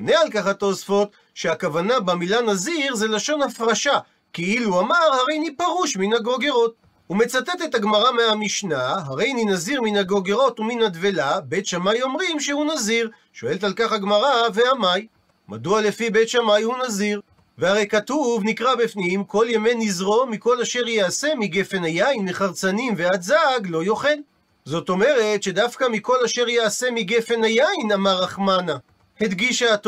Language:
Hebrew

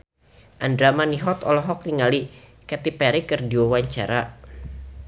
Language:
Sundanese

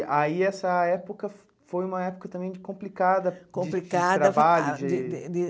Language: Portuguese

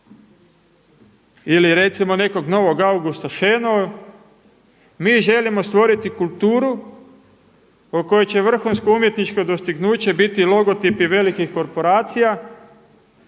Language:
Croatian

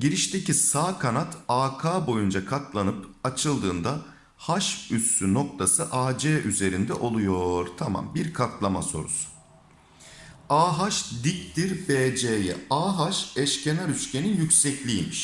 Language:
Turkish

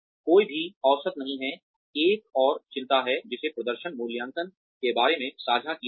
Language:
Hindi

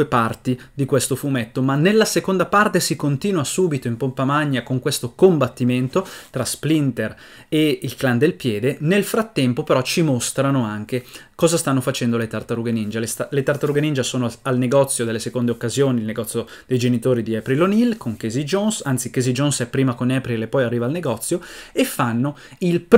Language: Italian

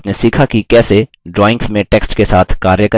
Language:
Hindi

